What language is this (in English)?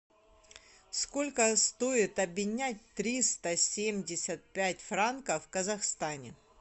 Russian